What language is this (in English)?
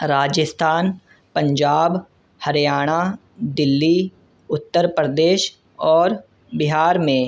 Urdu